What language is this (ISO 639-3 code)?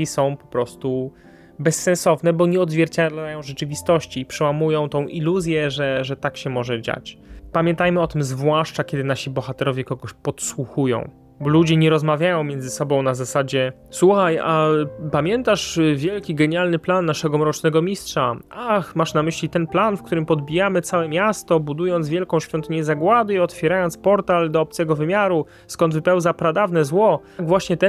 pol